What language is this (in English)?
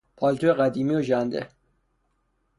Persian